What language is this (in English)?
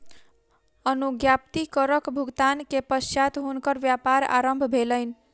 Maithili